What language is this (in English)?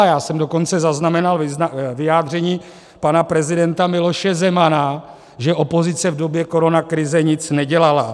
Czech